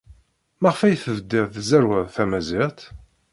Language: Kabyle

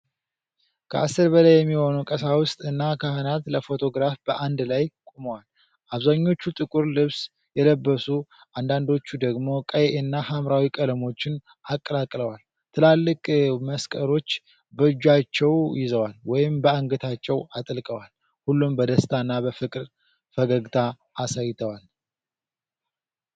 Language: Amharic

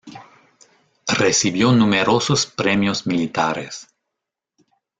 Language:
Spanish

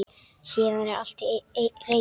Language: Icelandic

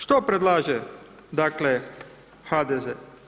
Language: Croatian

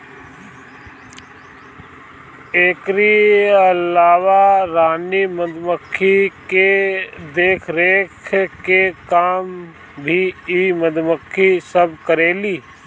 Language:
Bhojpuri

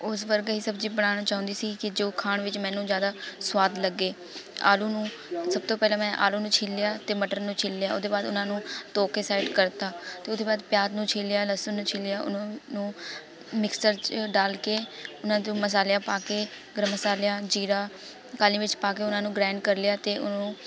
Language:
Punjabi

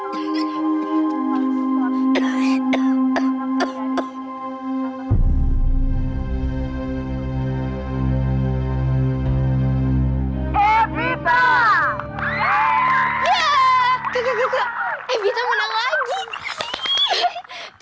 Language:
Indonesian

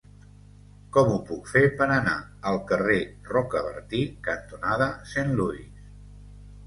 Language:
Catalan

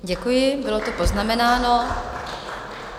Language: Czech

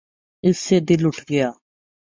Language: Urdu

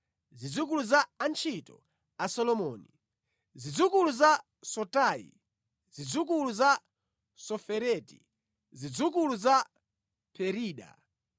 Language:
Nyanja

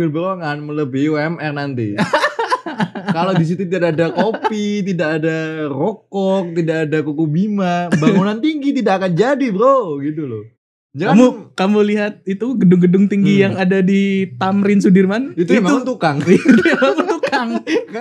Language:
Indonesian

